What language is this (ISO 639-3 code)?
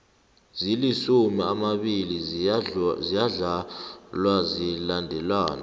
nbl